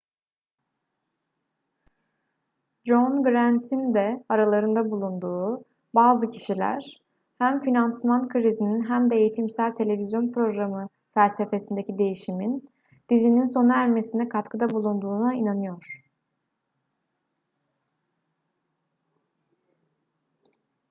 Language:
Turkish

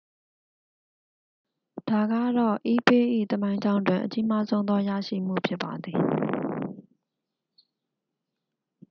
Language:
Burmese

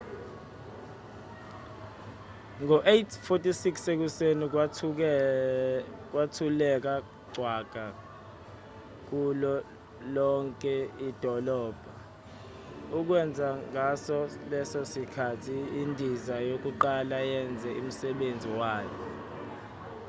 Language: Zulu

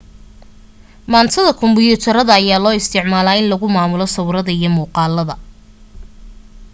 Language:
Somali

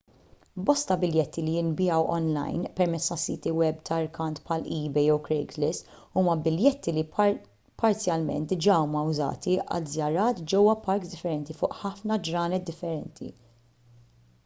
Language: Maltese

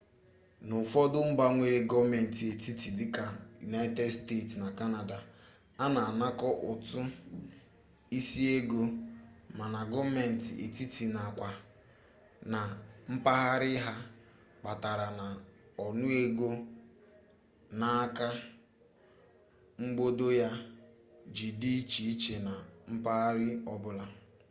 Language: Igbo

